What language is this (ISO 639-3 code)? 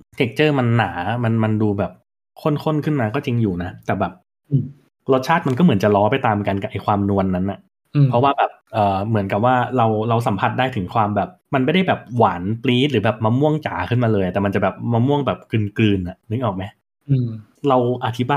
tha